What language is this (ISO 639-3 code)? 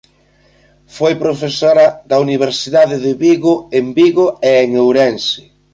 glg